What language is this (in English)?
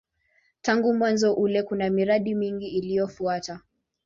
Swahili